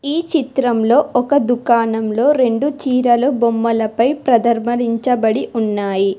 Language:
Telugu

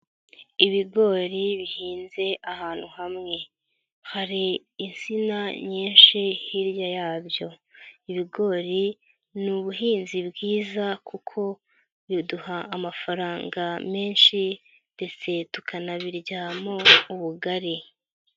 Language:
Kinyarwanda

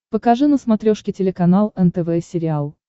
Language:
Russian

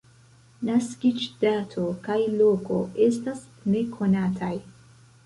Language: Esperanto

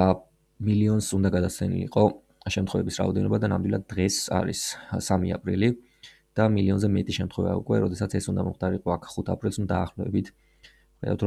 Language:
Romanian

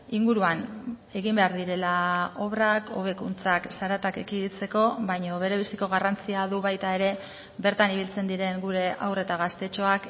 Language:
Basque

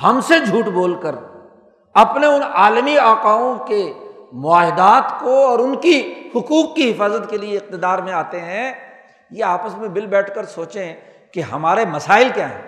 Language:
Urdu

